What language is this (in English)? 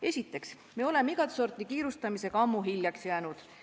Estonian